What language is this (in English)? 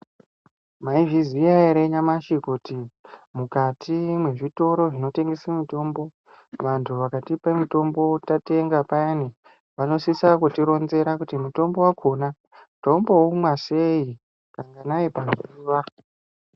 Ndau